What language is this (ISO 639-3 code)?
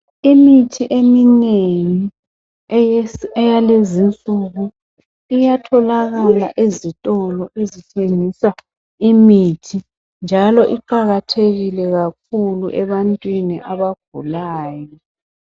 nde